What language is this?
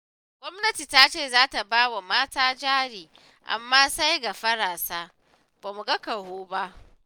Hausa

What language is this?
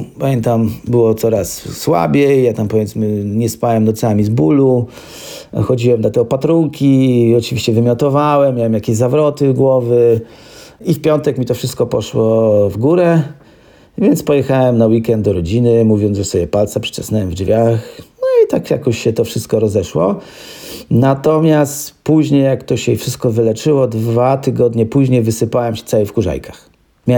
Polish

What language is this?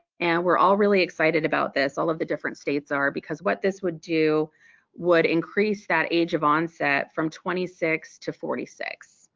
English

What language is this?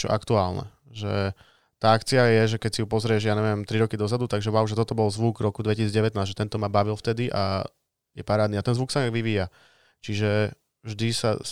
Slovak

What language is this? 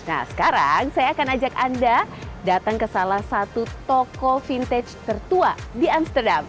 Indonesian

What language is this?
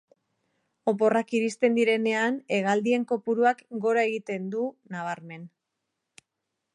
Basque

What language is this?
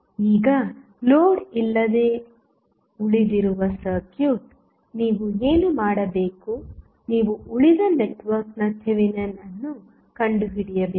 Kannada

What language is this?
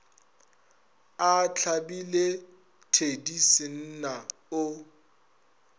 Northern Sotho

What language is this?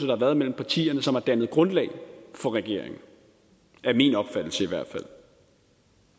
Danish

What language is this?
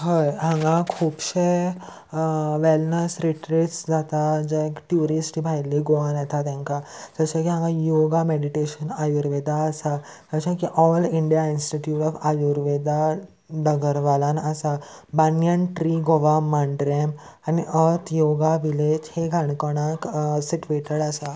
Konkani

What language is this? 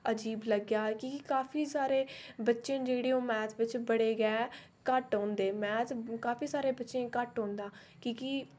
Dogri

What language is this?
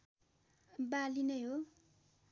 Nepali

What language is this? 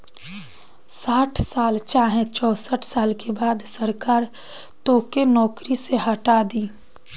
Bhojpuri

